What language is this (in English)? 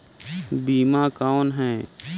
Chhattisgarhi